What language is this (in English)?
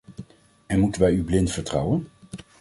Dutch